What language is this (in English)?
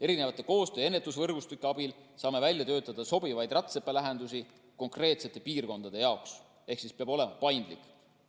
Estonian